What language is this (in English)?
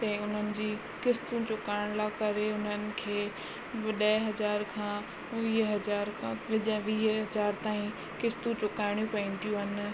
Sindhi